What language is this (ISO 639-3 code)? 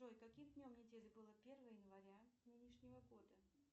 rus